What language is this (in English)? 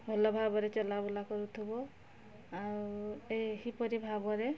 Odia